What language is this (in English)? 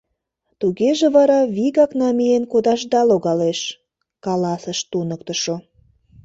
Mari